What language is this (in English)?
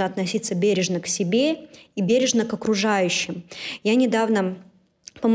Russian